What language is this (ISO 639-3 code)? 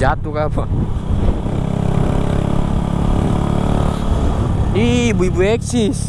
ind